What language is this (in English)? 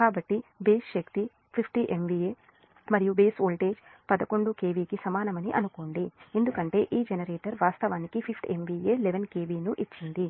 Telugu